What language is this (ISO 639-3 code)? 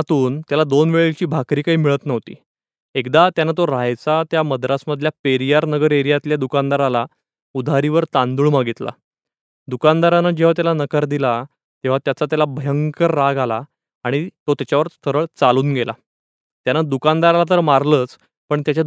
mar